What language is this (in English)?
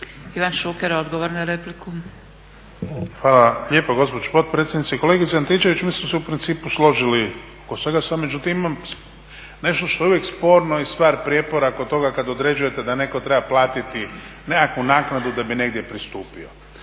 Croatian